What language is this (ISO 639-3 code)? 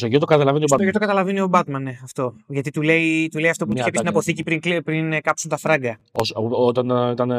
ell